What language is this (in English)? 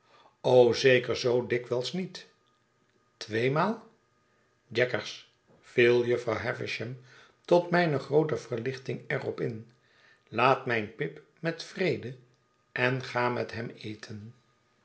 Dutch